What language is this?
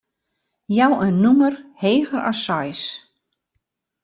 Western Frisian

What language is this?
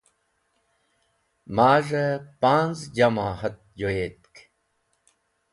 Wakhi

